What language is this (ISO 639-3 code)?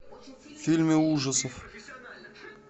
rus